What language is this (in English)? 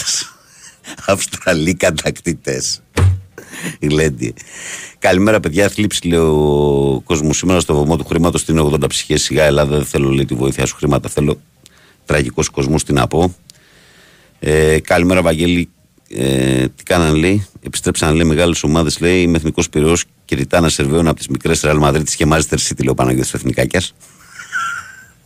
Greek